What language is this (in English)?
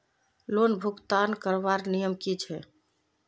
Magahi